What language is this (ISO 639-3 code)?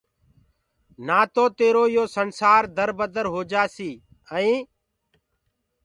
ggg